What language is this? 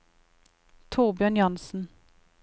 Norwegian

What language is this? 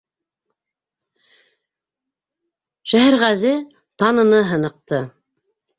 Bashkir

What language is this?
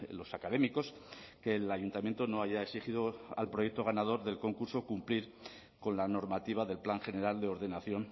Spanish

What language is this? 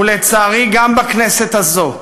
Hebrew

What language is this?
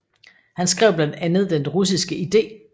Danish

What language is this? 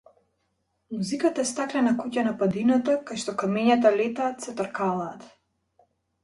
Macedonian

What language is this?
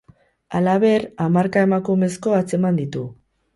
Basque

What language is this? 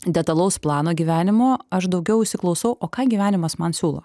Lithuanian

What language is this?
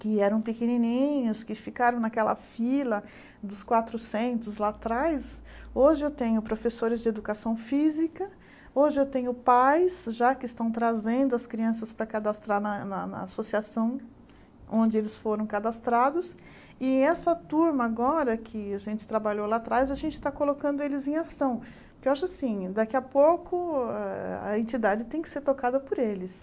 Portuguese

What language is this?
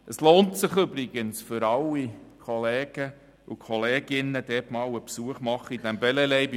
Swiss German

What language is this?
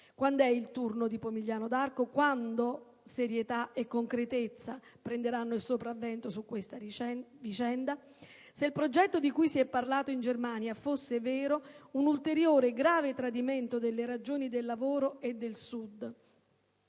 Italian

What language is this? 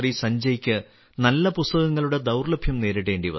Malayalam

